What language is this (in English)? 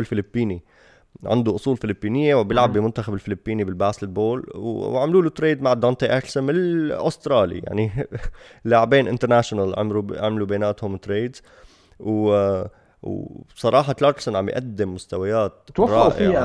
Arabic